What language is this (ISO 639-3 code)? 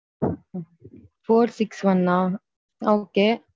tam